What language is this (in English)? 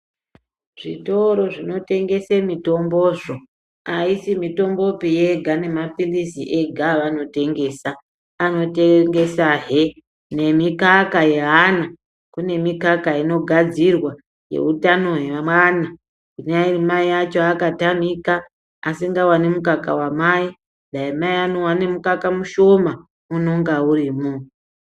Ndau